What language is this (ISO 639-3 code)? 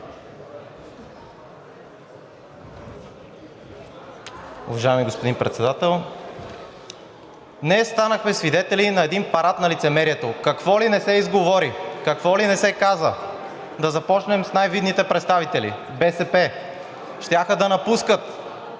bul